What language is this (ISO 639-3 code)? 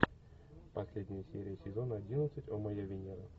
rus